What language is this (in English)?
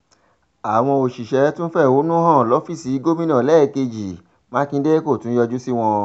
Yoruba